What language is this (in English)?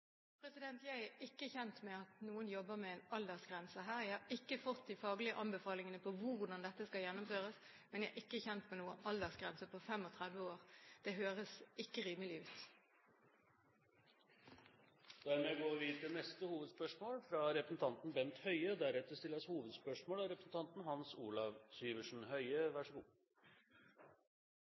Norwegian